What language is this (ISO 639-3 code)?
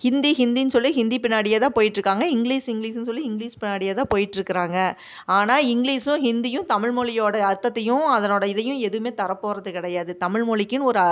tam